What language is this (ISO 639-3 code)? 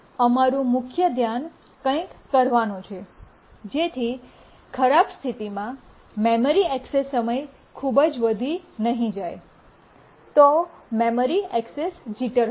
guj